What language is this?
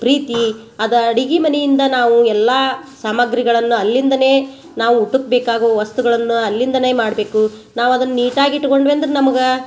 Kannada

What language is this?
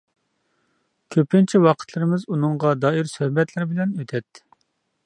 Uyghur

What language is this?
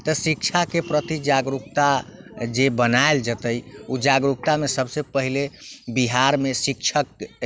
Maithili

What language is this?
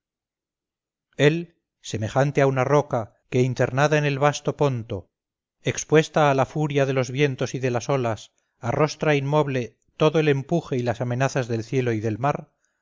Spanish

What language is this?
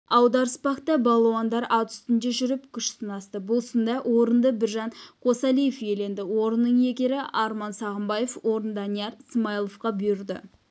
Kazakh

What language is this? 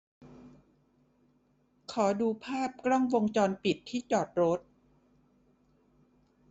Thai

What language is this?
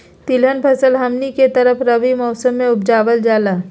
Magahi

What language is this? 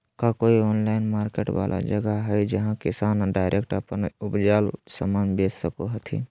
Magahi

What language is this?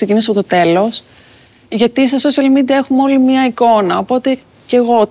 Greek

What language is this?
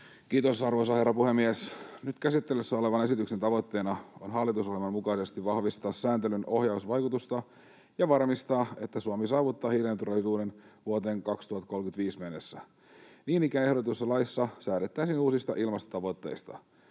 Finnish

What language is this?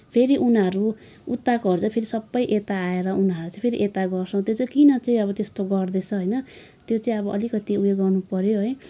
Nepali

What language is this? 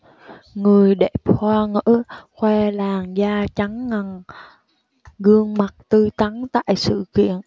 Vietnamese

